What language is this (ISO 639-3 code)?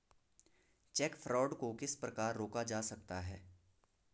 hin